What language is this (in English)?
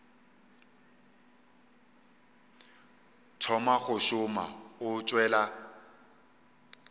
Northern Sotho